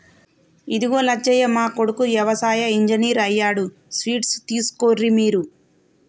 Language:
Telugu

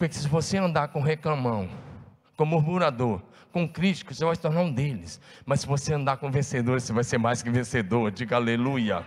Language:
Portuguese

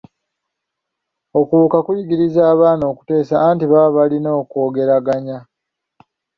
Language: Ganda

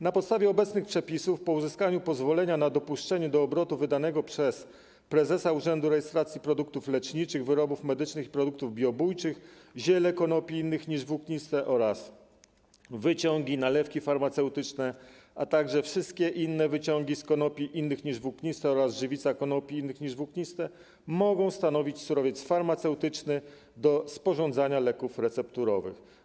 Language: Polish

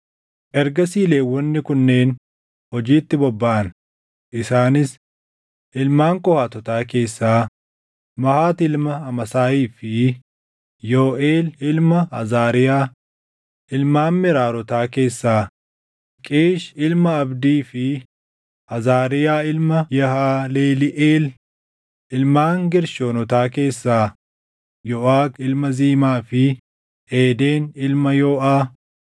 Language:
Oromo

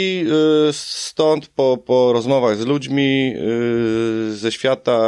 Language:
Polish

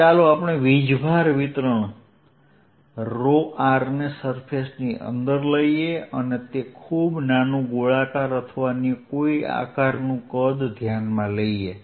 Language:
Gujarati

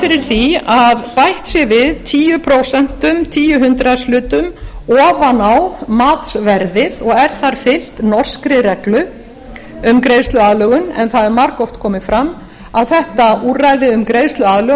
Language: Icelandic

